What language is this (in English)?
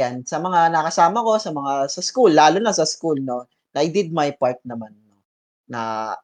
Filipino